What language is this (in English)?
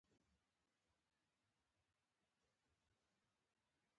Pashto